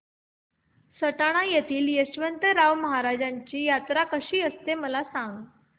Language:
Marathi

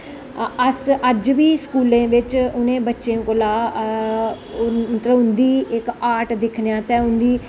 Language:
Dogri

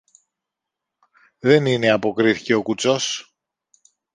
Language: Greek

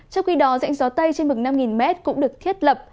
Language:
Vietnamese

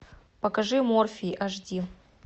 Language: Russian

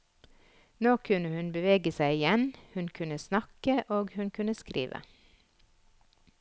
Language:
Norwegian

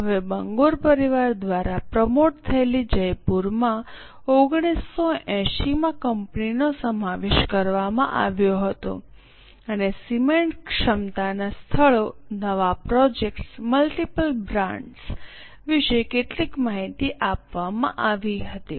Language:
Gujarati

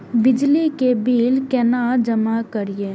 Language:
Maithili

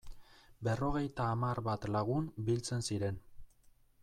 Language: Basque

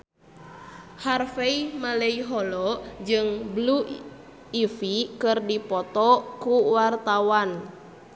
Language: Sundanese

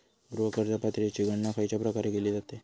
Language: Marathi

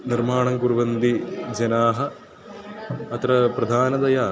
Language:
Sanskrit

